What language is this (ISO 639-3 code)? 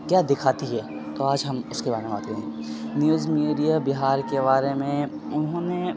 urd